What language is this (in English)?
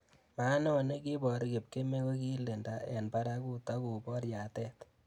Kalenjin